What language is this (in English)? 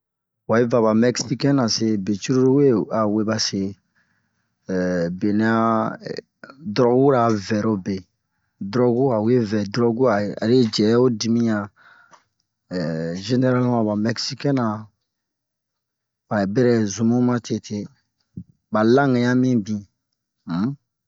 Bomu